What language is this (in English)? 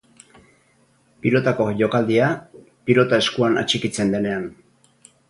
Basque